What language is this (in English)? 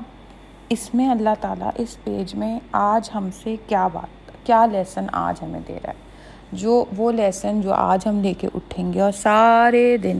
Urdu